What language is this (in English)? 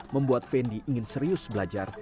Indonesian